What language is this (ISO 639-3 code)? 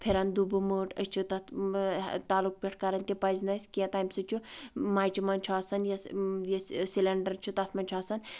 kas